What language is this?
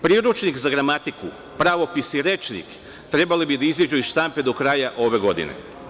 Serbian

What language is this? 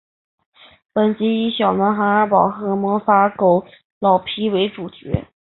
Chinese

